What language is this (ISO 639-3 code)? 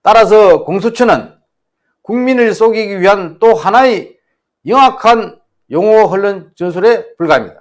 kor